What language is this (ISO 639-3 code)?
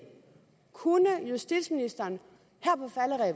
dan